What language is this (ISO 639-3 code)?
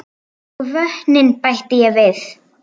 isl